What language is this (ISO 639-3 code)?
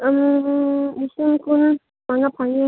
mni